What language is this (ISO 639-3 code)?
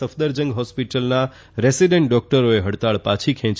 guj